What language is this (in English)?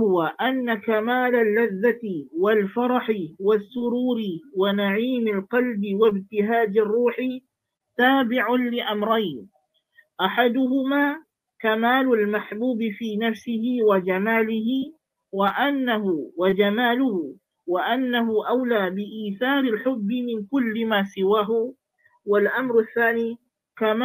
Malay